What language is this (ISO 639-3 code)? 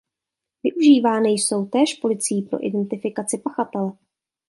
ces